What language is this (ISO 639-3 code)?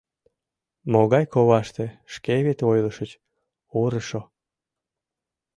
chm